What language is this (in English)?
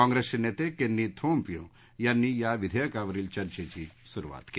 Marathi